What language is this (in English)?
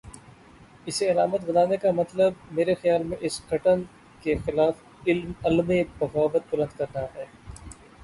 Urdu